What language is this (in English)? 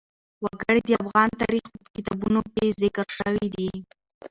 Pashto